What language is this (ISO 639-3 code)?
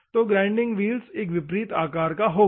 hin